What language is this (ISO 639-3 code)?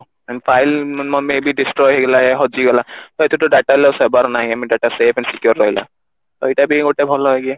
ori